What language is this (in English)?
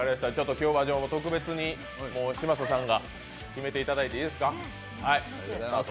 Japanese